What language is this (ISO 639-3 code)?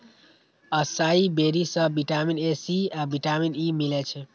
mai